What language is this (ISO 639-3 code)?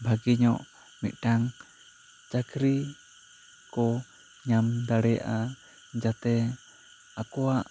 sat